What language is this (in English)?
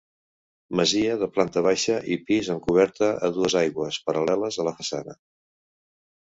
Catalan